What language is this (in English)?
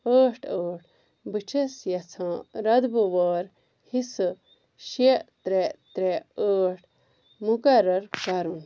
Kashmiri